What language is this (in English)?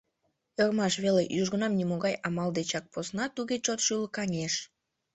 Mari